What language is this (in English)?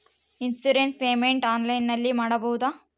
Kannada